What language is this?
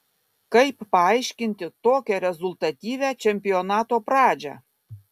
Lithuanian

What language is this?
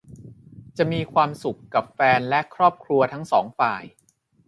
Thai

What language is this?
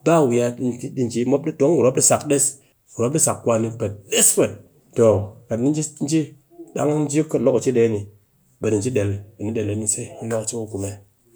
Cakfem-Mushere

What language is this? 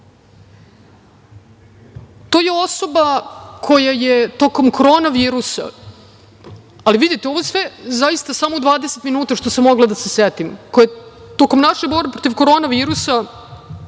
Serbian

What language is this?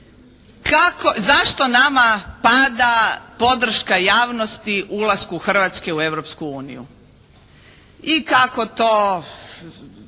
Croatian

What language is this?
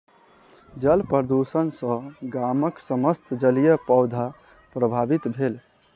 Maithili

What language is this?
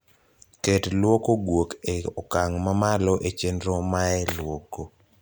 Luo (Kenya and Tanzania)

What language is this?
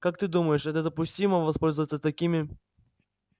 Russian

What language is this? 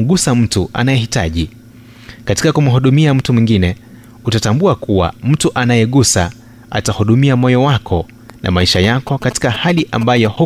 Swahili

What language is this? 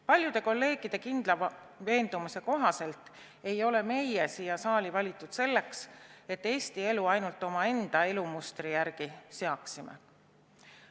Estonian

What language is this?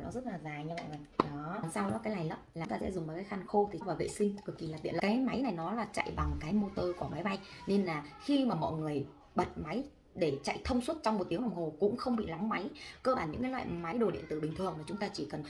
Vietnamese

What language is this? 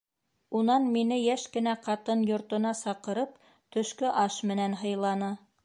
Bashkir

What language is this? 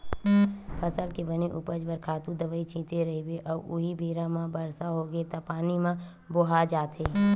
Chhattisgarhi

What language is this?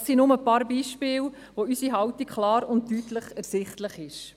Swiss German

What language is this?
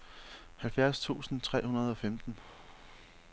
Danish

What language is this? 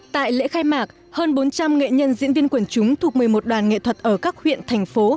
Vietnamese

